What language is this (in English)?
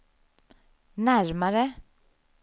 Swedish